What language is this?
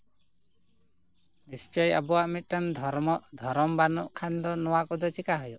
Santali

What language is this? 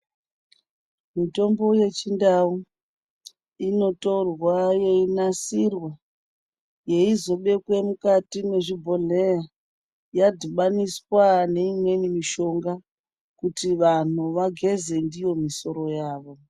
Ndau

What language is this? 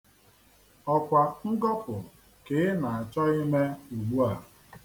Igbo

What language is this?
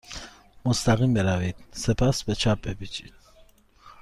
Persian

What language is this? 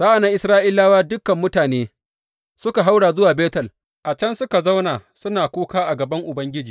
Hausa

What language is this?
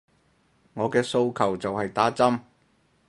Cantonese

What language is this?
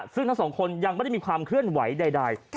Thai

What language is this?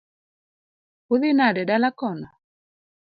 Luo (Kenya and Tanzania)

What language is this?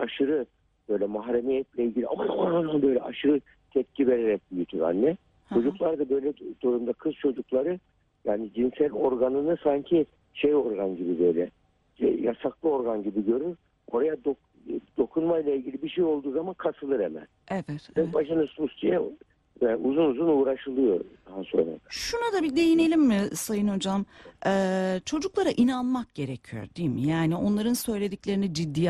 Turkish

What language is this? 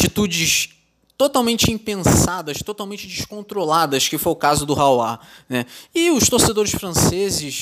Portuguese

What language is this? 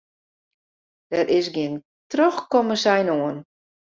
Western Frisian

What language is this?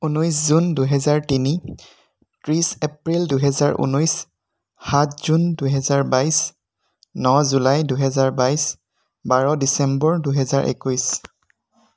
Assamese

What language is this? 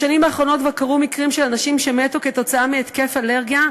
Hebrew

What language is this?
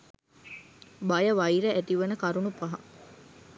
Sinhala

